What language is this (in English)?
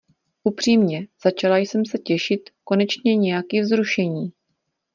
Czech